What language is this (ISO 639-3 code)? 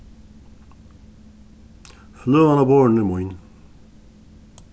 fao